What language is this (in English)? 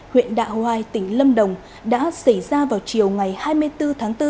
Vietnamese